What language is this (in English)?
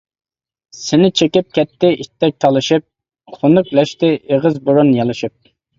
Uyghur